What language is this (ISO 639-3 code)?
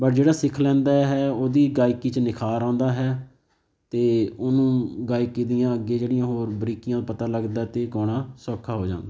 pan